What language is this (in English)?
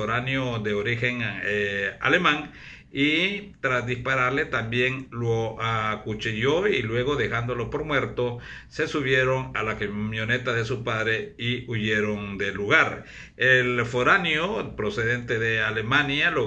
Spanish